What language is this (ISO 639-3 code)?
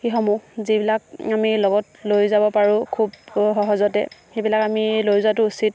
asm